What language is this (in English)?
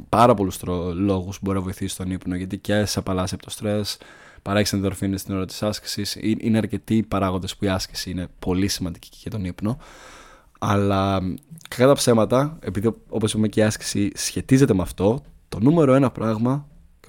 Greek